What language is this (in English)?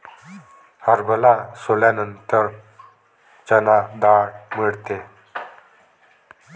Marathi